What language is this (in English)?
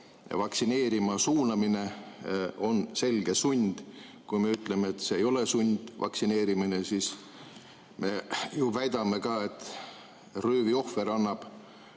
Estonian